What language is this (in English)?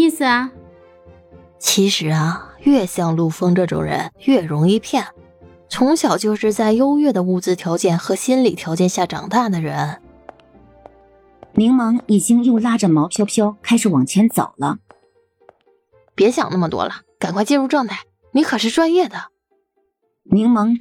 Chinese